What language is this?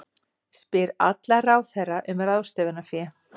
Icelandic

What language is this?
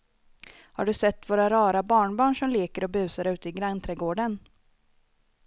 Swedish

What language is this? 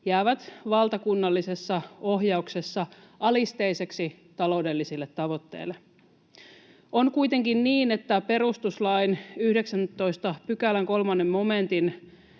Finnish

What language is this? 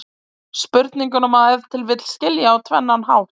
Icelandic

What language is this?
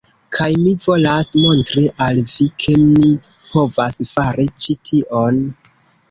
Esperanto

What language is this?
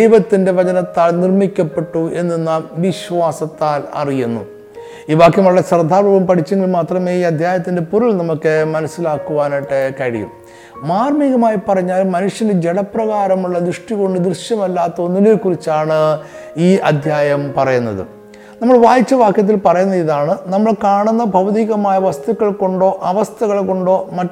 Malayalam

